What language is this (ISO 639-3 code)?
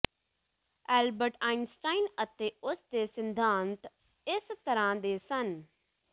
pan